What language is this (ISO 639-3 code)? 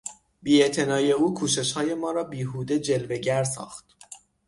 fas